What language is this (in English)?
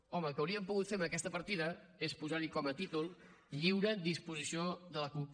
Catalan